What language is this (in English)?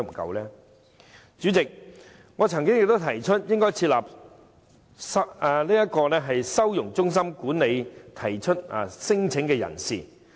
Cantonese